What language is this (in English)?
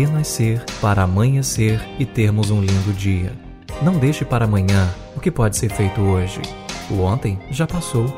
Portuguese